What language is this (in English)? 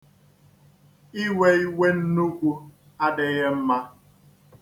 Igbo